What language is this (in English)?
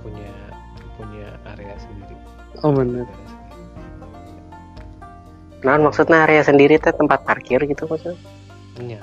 Indonesian